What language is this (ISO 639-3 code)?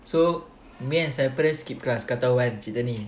eng